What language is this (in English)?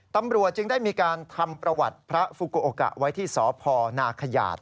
Thai